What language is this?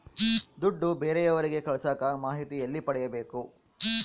Kannada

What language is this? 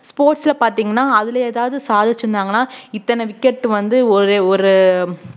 Tamil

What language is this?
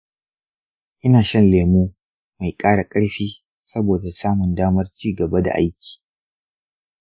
Hausa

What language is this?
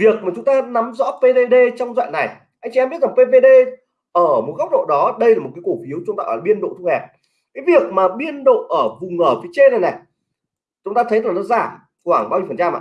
Vietnamese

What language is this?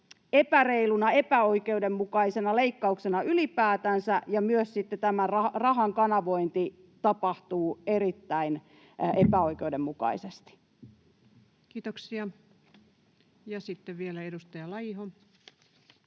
Finnish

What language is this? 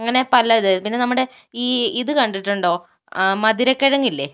Malayalam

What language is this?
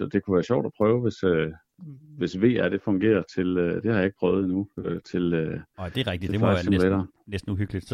Danish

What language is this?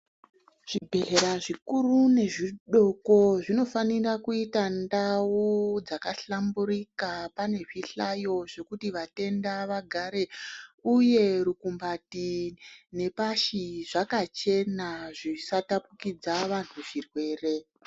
Ndau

